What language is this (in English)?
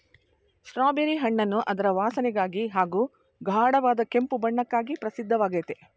Kannada